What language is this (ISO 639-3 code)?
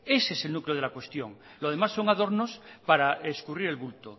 spa